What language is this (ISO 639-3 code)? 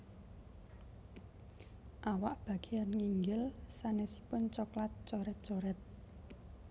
jav